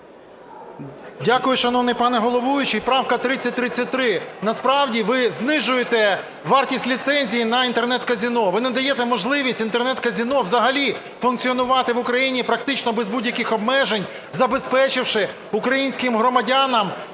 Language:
Ukrainian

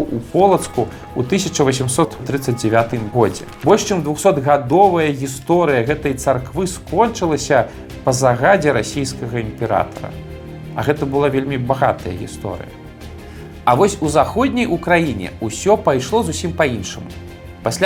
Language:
Russian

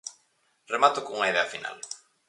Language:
Galician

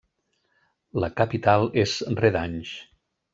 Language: Catalan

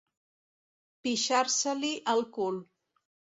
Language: Catalan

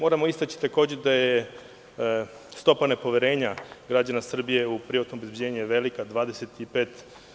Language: Serbian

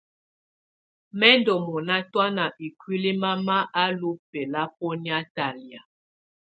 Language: Tunen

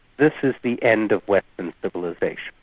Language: English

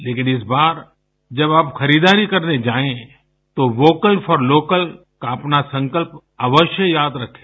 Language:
Hindi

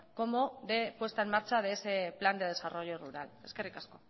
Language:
Spanish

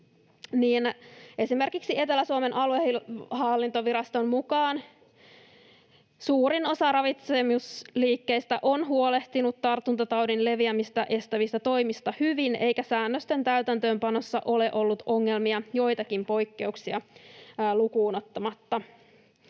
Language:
Finnish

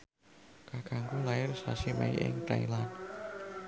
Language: Javanese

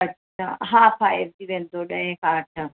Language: Sindhi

